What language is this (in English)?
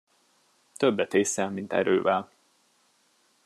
Hungarian